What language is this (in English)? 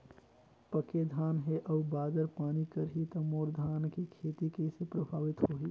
Chhattisgarhi